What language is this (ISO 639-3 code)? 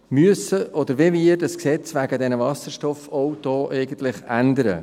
gsw